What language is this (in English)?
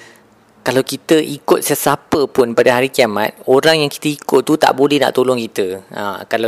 Malay